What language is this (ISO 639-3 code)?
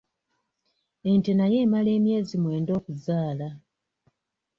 lug